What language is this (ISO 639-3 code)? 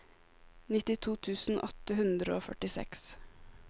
nor